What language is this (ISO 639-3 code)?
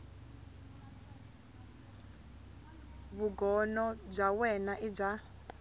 tso